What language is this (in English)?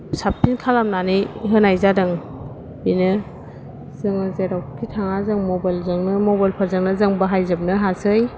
Bodo